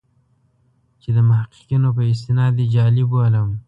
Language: Pashto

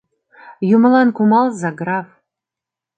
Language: Mari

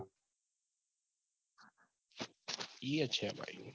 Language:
Gujarati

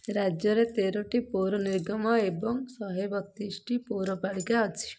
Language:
Odia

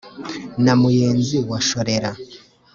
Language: Kinyarwanda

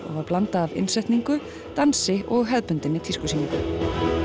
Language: Icelandic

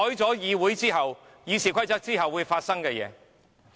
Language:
Cantonese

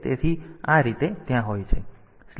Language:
Gujarati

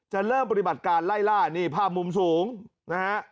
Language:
Thai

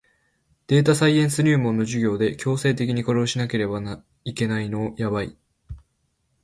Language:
Japanese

